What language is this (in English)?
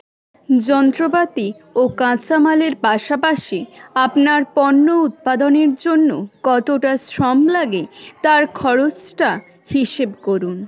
Bangla